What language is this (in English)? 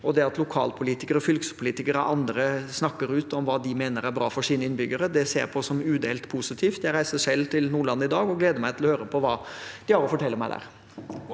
Norwegian